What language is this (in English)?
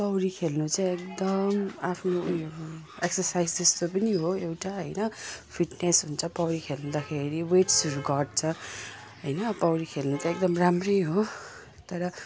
Nepali